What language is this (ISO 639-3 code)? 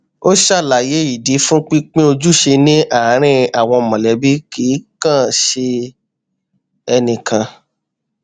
yor